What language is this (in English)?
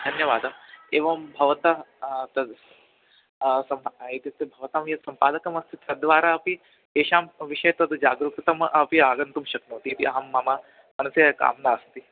Sanskrit